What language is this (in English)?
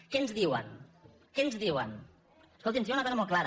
Catalan